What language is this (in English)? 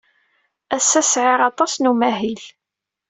Kabyle